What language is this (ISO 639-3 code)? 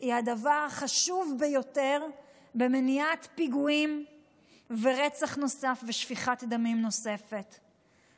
heb